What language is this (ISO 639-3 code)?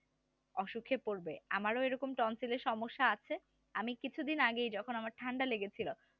ben